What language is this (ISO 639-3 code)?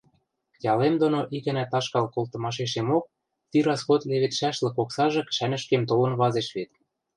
mrj